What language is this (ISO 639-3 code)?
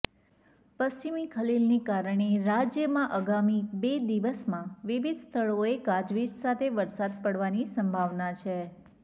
guj